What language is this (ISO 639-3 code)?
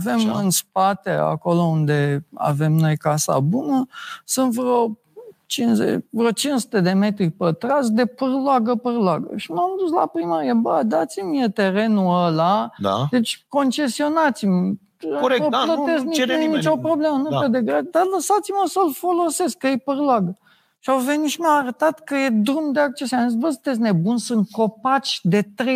ron